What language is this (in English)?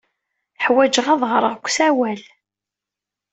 Kabyle